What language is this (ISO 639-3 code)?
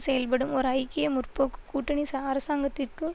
tam